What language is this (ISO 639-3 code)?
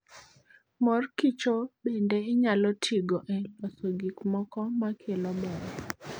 luo